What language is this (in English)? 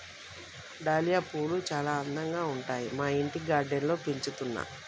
Telugu